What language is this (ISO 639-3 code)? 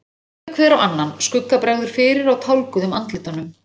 isl